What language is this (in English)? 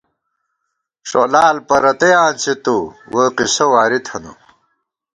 Gawar-Bati